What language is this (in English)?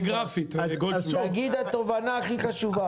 Hebrew